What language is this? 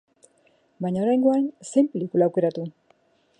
Basque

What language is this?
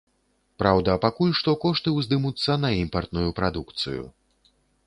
Belarusian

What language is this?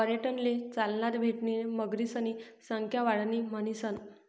Marathi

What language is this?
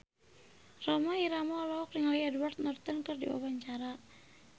Sundanese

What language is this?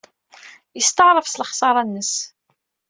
Kabyle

